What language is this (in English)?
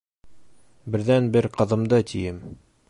Bashkir